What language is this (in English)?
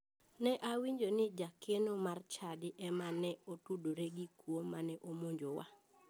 Luo (Kenya and Tanzania)